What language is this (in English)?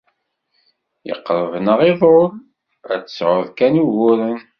Kabyle